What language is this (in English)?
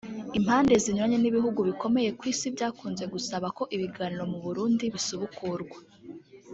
Kinyarwanda